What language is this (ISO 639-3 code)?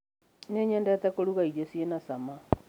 kik